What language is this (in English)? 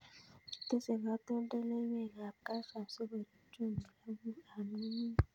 Kalenjin